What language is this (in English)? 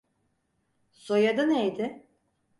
Turkish